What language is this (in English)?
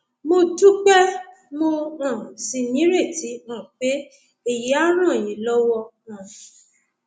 Yoruba